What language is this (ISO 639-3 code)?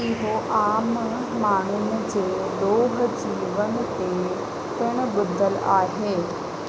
snd